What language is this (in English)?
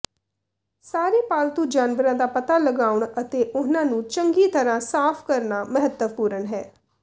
Punjabi